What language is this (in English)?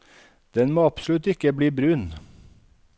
Norwegian